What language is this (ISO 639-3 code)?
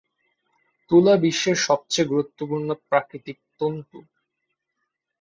ben